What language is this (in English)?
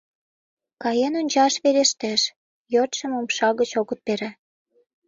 Mari